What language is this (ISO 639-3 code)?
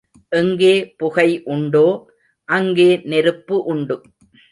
tam